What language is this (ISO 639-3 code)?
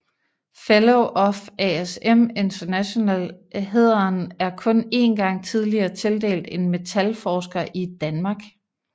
dan